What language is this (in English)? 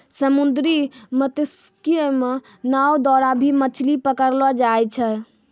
Maithili